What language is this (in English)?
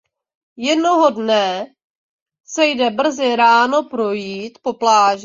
Czech